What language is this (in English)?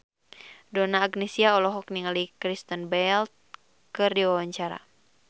Sundanese